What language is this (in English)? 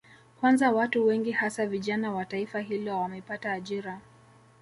Swahili